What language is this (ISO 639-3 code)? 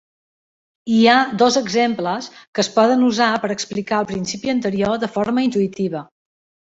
cat